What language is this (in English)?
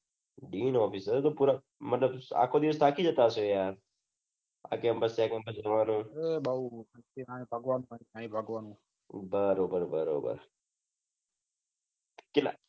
Gujarati